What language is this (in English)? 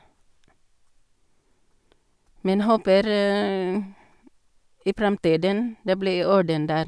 Norwegian